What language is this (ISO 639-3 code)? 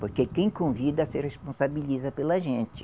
por